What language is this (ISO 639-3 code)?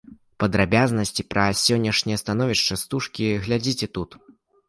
bel